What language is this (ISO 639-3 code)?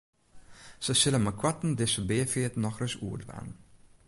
fry